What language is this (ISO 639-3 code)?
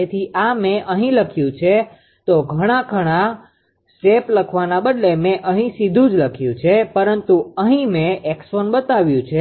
guj